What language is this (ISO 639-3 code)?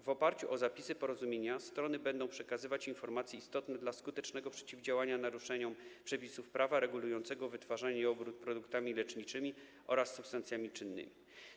pol